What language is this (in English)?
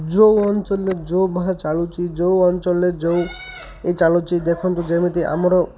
Odia